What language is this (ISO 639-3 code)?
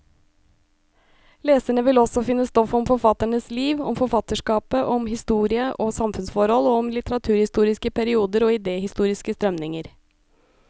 nor